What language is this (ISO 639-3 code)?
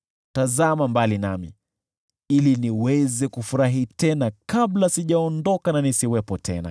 swa